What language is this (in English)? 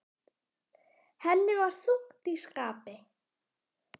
Icelandic